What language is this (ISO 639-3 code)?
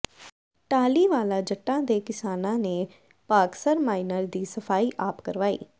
pan